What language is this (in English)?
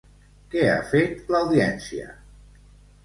Catalan